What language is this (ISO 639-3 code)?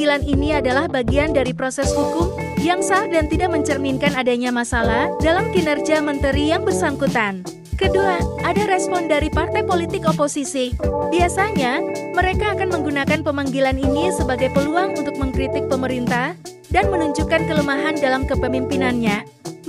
ind